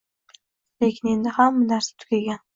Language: Uzbek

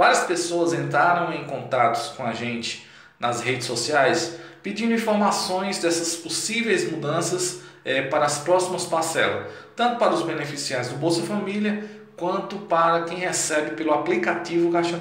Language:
Portuguese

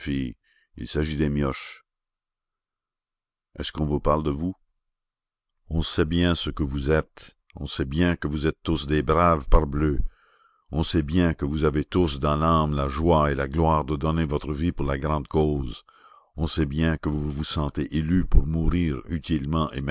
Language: French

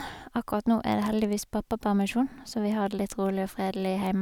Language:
Norwegian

